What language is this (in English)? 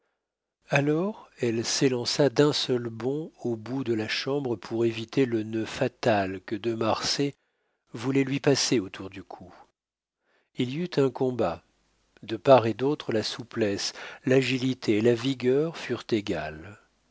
French